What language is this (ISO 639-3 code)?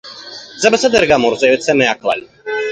heb